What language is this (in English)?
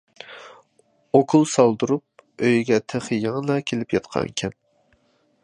Uyghur